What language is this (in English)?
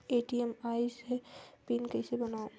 Chhattisgarhi